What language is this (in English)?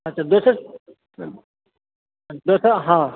Maithili